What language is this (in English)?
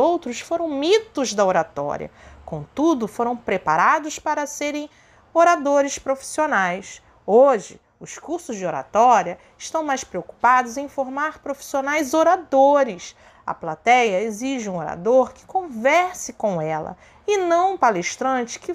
Portuguese